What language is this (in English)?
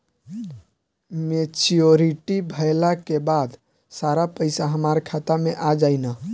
Bhojpuri